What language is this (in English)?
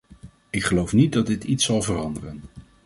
Dutch